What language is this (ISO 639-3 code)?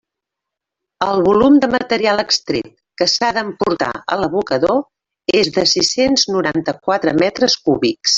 cat